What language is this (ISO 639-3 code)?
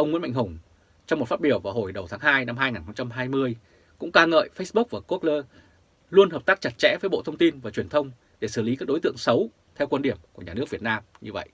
vie